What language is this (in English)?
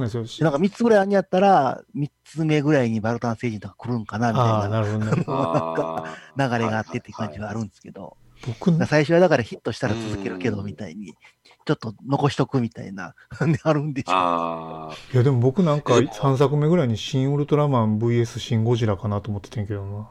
Japanese